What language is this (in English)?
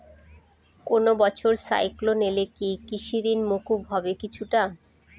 Bangla